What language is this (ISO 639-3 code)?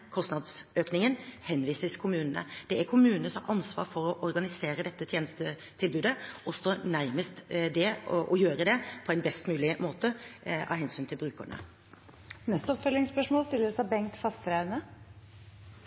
nor